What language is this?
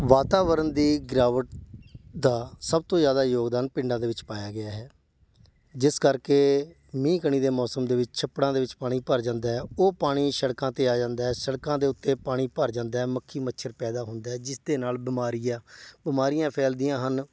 Punjabi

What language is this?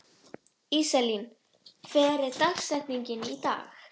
Icelandic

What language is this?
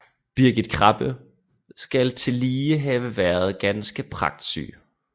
Danish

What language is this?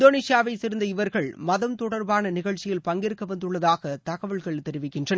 Tamil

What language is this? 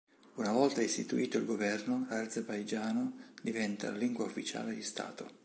Italian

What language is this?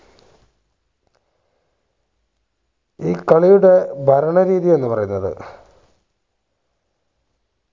Malayalam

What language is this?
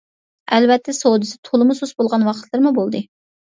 Uyghur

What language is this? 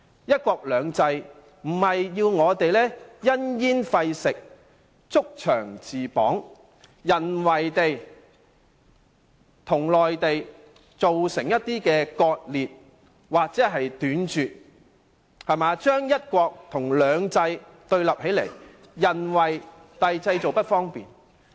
Cantonese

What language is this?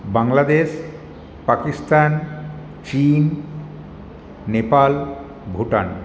Bangla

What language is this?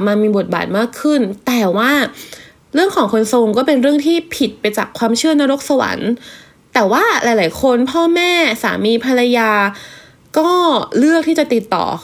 Thai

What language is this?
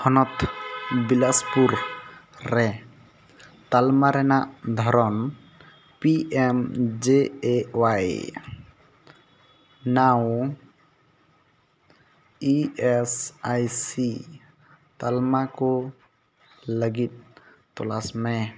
Santali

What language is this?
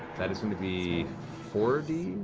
English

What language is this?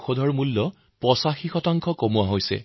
Assamese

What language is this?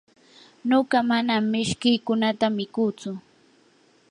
Yanahuanca Pasco Quechua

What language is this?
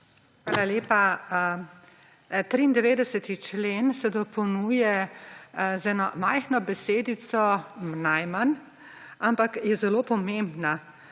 Slovenian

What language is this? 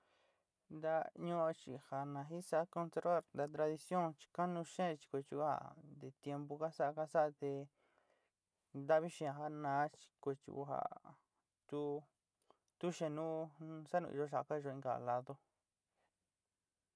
Sinicahua Mixtec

